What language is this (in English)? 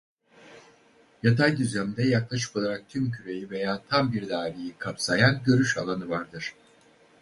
Turkish